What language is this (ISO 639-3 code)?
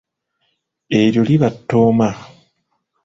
lug